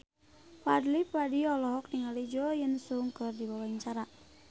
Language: Sundanese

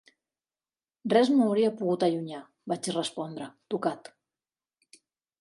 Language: Catalan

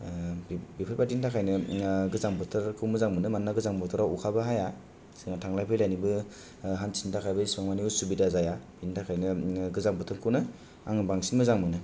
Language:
Bodo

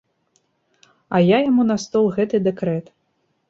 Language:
Belarusian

